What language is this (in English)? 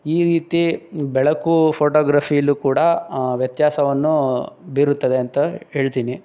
Kannada